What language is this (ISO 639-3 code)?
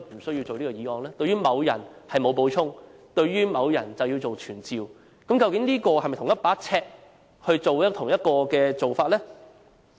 yue